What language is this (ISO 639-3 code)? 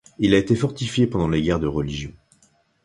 fra